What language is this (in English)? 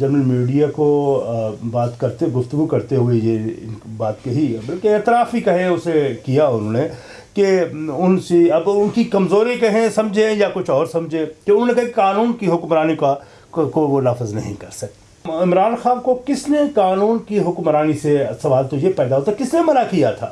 Urdu